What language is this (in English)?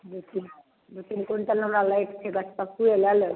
Maithili